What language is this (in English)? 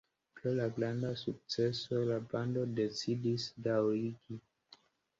Esperanto